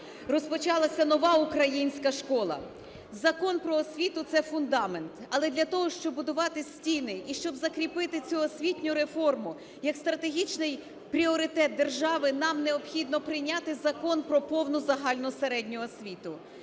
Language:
Ukrainian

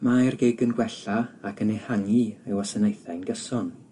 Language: Welsh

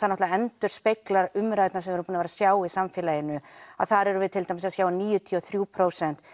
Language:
Icelandic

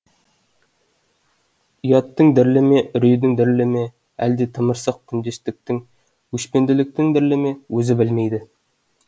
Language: Kazakh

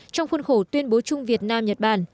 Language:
Vietnamese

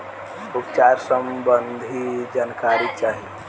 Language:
Bhojpuri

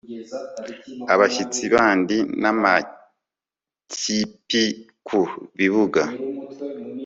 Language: Kinyarwanda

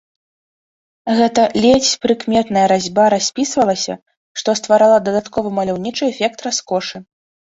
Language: Belarusian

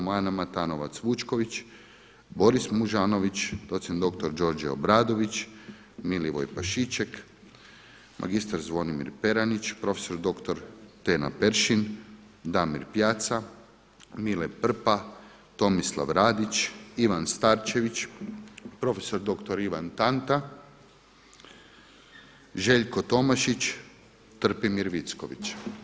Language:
Croatian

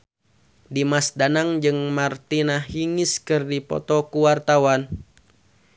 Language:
Sundanese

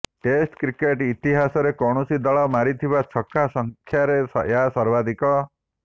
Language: Odia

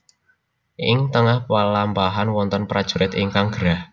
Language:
Javanese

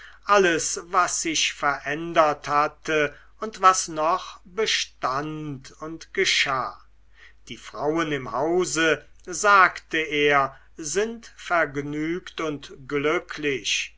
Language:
German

